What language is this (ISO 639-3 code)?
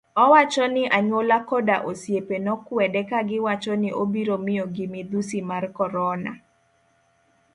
luo